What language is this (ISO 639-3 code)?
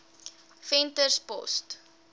afr